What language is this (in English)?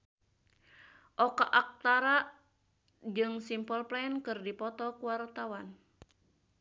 Sundanese